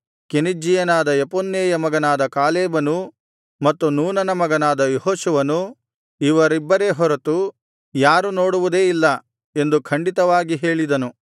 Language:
Kannada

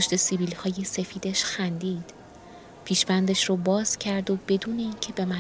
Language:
Persian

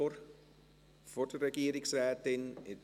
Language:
Swiss German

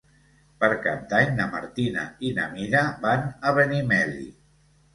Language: Catalan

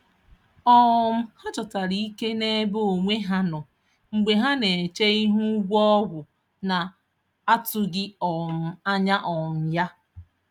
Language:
Igbo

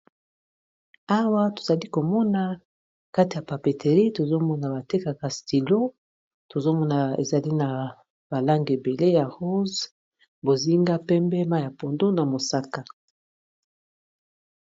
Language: Lingala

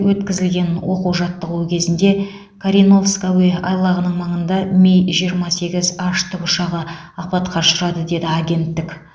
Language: Kazakh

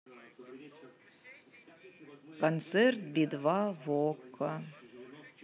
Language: Russian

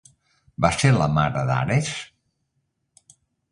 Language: Catalan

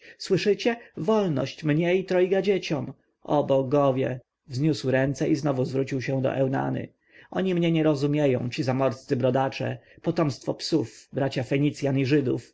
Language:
Polish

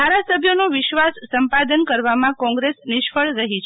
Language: Gujarati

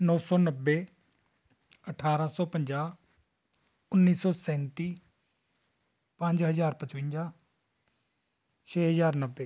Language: Punjabi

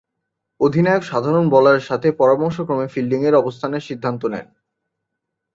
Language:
Bangla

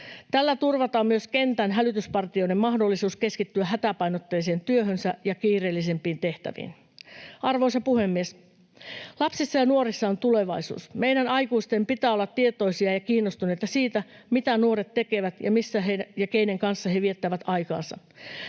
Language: Finnish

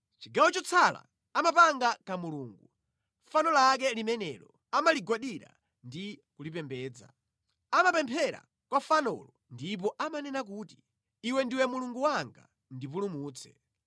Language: Nyanja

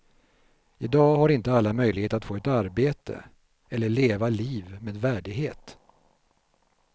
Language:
Swedish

